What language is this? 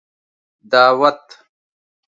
Pashto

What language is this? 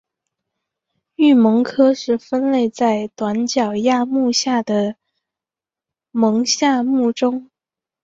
Chinese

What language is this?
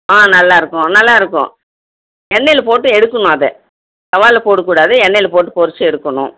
Tamil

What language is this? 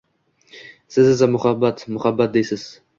Uzbek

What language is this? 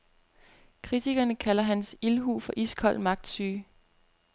Danish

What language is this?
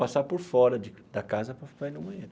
Portuguese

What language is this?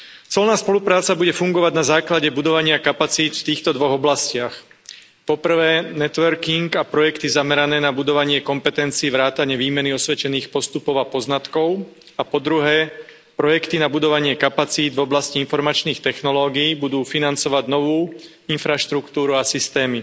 Slovak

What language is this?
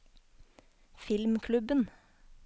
Norwegian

